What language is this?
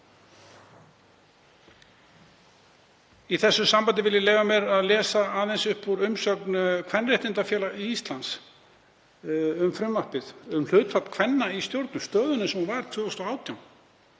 Icelandic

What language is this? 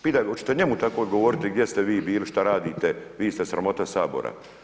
Croatian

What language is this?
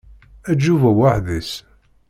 Kabyle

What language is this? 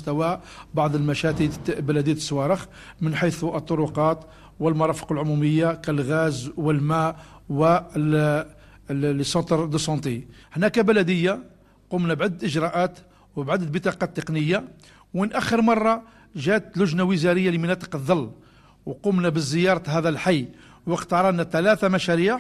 Arabic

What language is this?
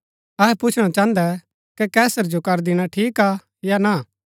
Gaddi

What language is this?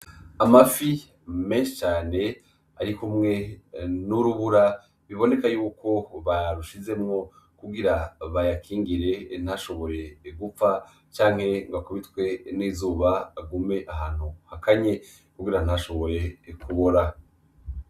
Rundi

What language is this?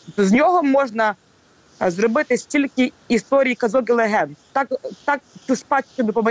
Ukrainian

